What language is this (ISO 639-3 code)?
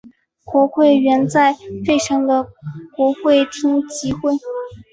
zho